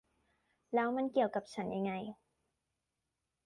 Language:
Thai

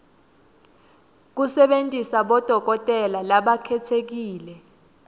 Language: Swati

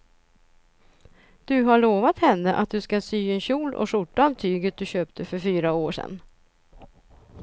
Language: Swedish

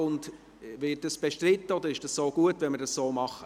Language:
Swiss German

